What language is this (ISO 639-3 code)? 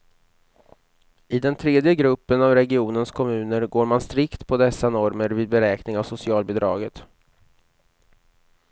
swe